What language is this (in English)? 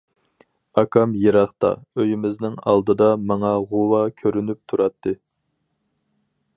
Uyghur